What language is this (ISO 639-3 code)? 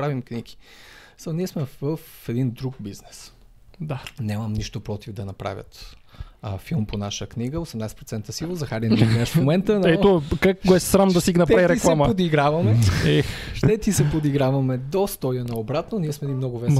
bul